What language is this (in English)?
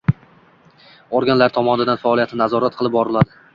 Uzbek